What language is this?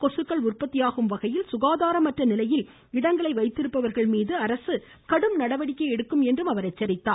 Tamil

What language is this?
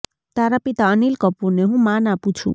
Gujarati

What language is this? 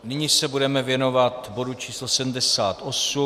Czech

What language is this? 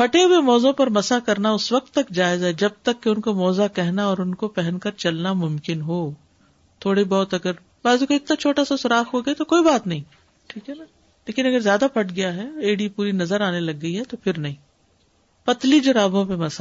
Urdu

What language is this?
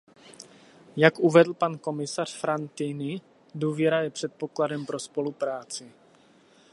Czech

